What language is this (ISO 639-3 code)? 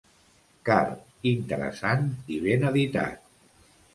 cat